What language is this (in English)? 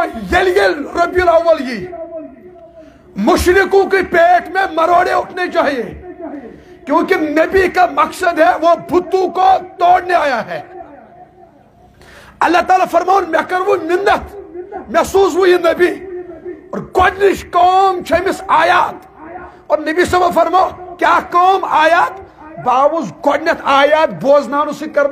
Arabic